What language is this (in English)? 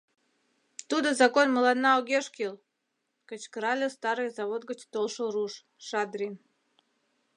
Mari